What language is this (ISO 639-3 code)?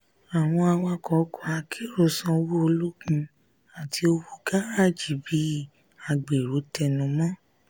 yor